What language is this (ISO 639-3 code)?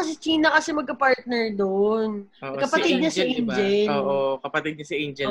fil